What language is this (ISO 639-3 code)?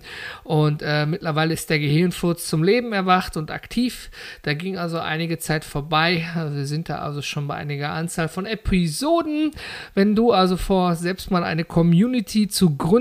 deu